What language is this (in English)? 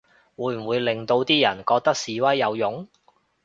Cantonese